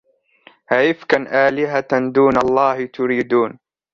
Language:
Arabic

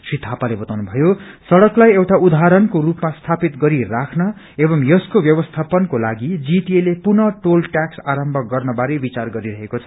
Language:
Nepali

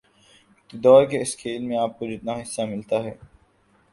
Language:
Urdu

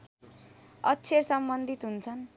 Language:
Nepali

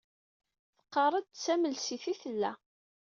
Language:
Kabyle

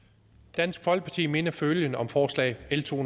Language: Danish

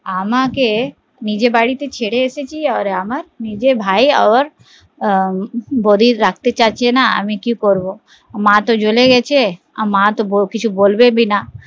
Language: Bangla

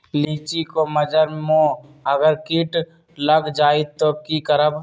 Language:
Magahi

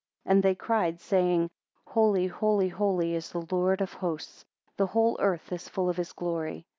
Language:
English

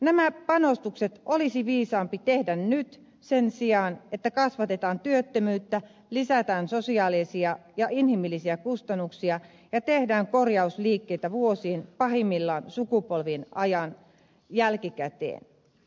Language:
Finnish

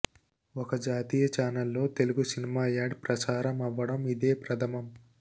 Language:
Telugu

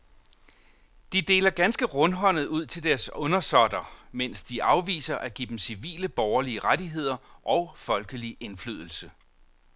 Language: Danish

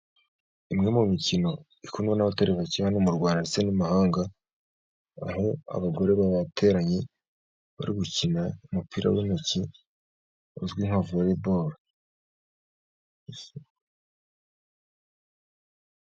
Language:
Kinyarwanda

